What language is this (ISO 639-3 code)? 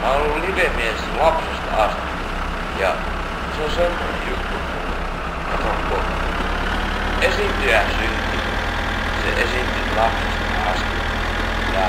fin